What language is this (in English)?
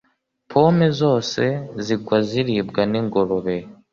Kinyarwanda